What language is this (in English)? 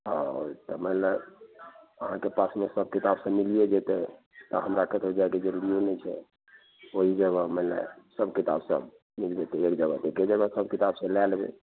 Maithili